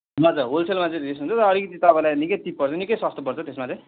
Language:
Nepali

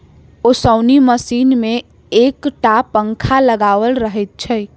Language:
Maithili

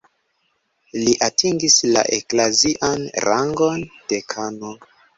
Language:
Esperanto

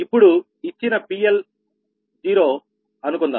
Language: Telugu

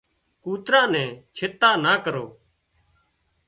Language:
Wadiyara Koli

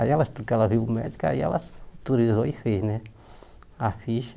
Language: Portuguese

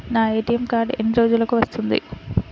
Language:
Telugu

